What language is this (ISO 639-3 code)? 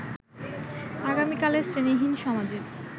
ben